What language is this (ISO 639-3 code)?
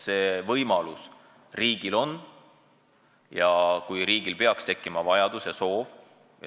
est